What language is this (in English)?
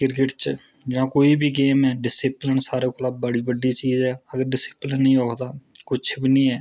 Dogri